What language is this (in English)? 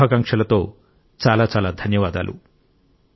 Telugu